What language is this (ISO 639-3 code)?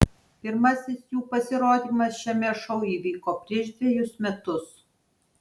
lit